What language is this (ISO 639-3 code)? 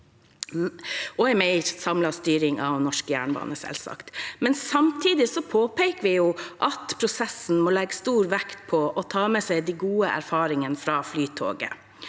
nor